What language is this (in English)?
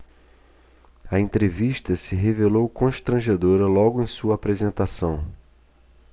Portuguese